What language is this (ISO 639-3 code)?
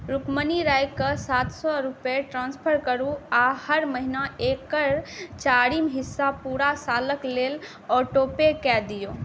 mai